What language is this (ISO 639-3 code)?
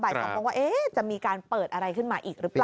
tha